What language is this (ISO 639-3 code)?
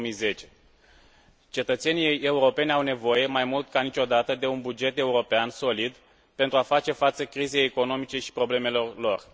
ron